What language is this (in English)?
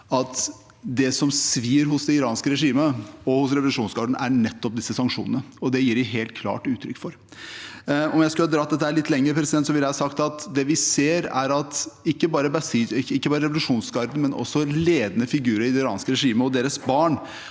Norwegian